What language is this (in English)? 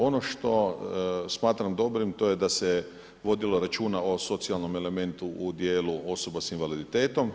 Croatian